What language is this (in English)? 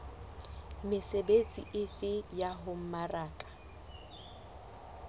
Southern Sotho